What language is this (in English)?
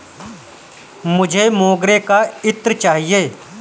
Hindi